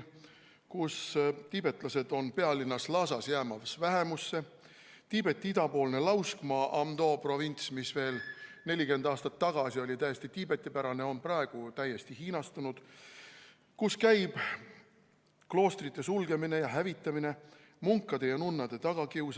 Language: Estonian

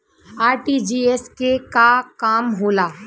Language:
Bhojpuri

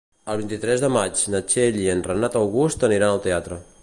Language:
Catalan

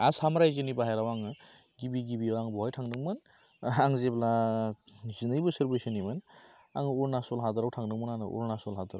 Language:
Bodo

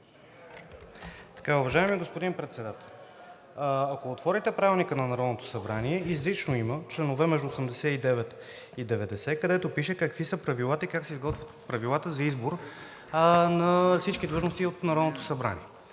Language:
Bulgarian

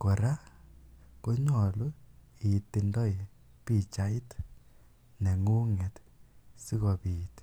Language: Kalenjin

